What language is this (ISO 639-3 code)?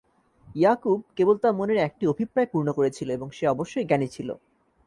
ben